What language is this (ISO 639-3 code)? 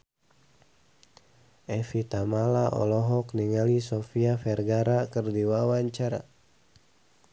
sun